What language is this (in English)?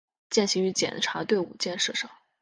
Chinese